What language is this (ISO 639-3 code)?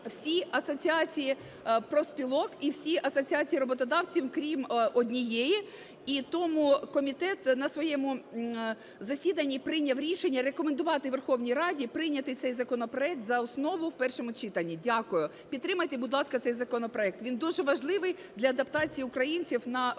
ukr